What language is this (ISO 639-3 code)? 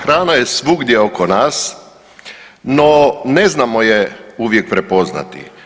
hrv